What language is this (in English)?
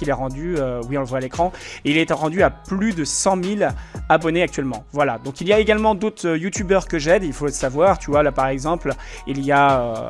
French